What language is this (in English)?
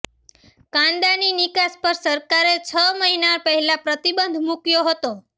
Gujarati